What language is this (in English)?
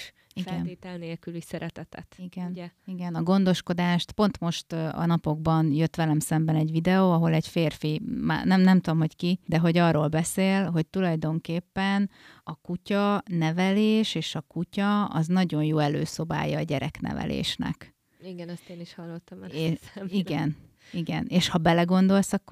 Hungarian